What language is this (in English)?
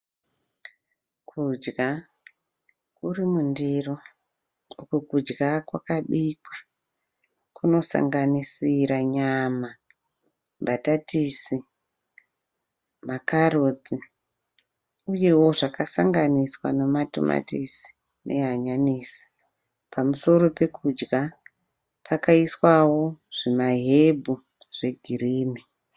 Shona